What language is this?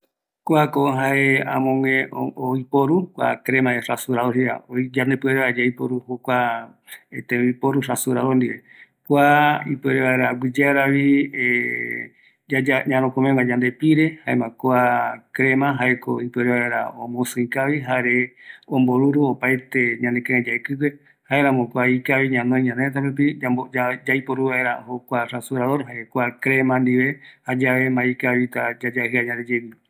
Eastern Bolivian Guaraní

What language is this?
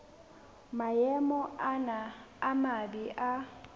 Southern Sotho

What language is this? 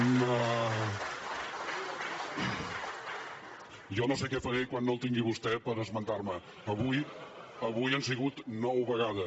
Catalan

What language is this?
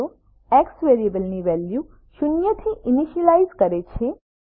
Gujarati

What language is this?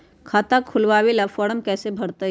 Magahi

